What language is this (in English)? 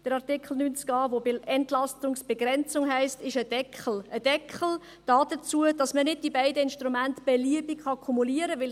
Swiss German